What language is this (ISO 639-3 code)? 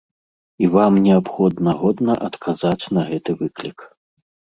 bel